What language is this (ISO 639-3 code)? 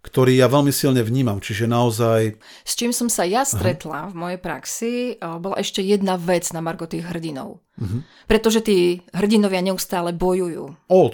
slk